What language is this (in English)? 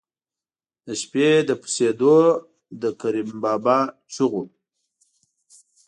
Pashto